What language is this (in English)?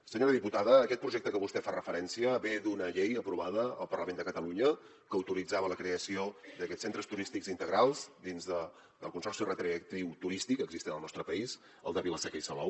Catalan